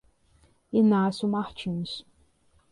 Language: Portuguese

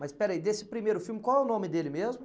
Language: Portuguese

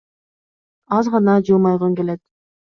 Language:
Kyrgyz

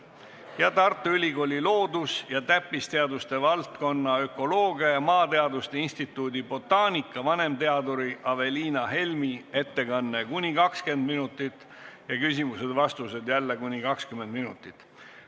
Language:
Estonian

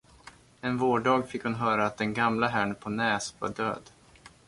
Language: Swedish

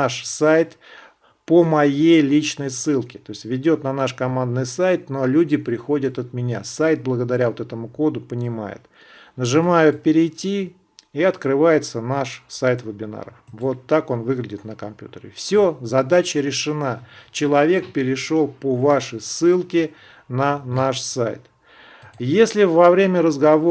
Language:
Russian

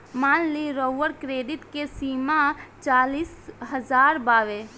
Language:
Bhojpuri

